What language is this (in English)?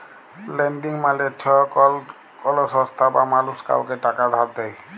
Bangla